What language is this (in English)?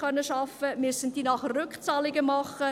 Swiss German